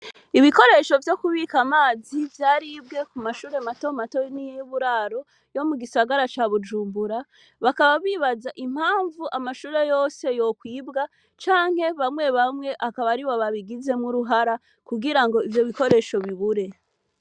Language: Rundi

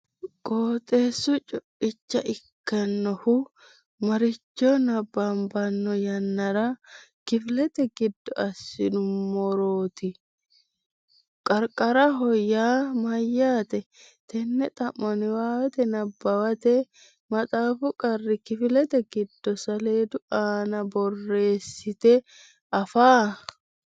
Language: Sidamo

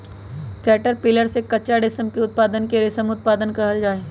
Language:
Magahi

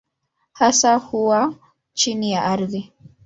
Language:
Swahili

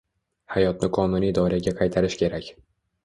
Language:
Uzbek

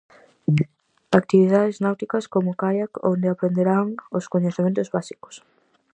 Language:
Galician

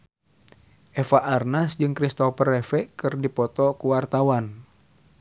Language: Sundanese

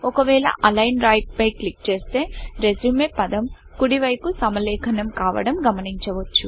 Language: Telugu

